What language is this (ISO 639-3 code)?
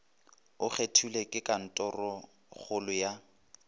nso